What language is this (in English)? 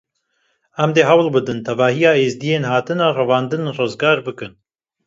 Kurdish